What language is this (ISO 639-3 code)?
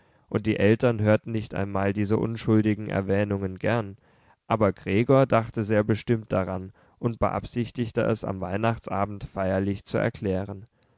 deu